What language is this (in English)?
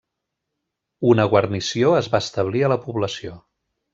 Catalan